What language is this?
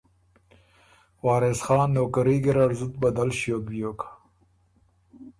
Ormuri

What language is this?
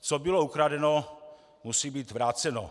Czech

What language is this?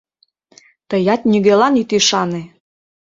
Mari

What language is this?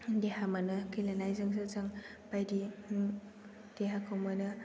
Bodo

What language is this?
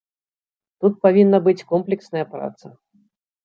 Belarusian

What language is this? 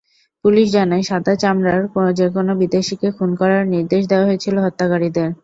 Bangla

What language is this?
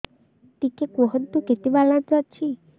Odia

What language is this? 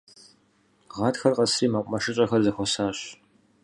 Kabardian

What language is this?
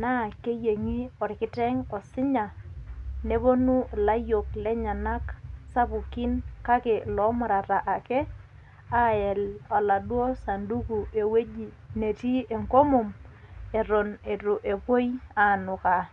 Masai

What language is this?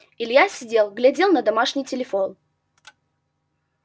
Russian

